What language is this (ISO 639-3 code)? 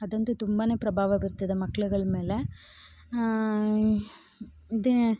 kan